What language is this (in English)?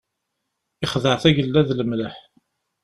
Kabyle